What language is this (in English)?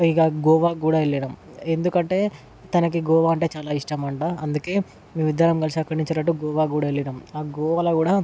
Telugu